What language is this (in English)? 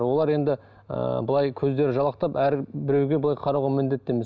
Kazakh